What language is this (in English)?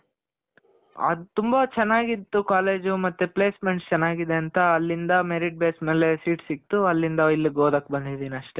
Kannada